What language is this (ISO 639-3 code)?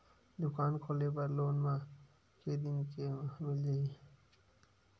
hne